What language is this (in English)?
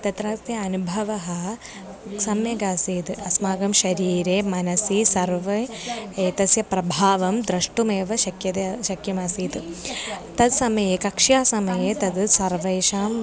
Sanskrit